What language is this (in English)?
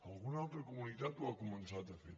Catalan